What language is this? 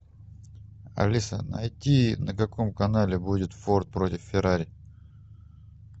Russian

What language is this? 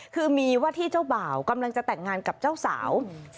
Thai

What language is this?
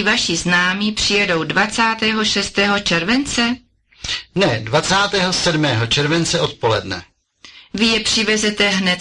Czech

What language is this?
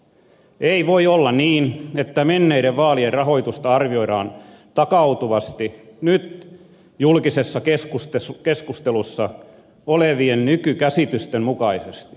Finnish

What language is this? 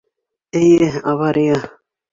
Bashkir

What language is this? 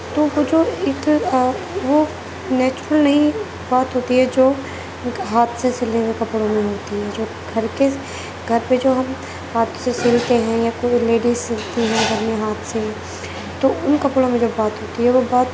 Urdu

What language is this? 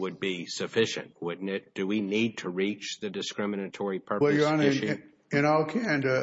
English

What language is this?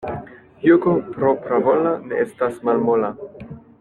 Esperanto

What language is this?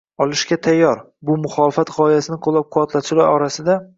Uzbek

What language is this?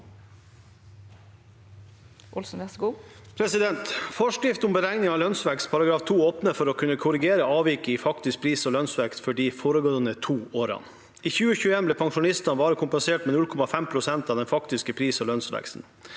Norwegian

